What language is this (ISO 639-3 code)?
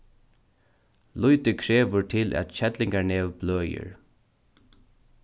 fao